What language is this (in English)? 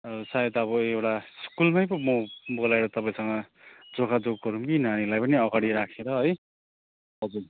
Nepali